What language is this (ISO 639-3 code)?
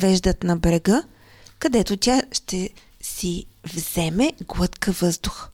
bul